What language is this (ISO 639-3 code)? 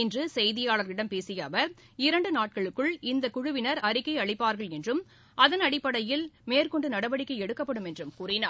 tam